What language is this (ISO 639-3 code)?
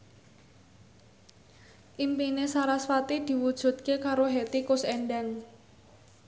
jav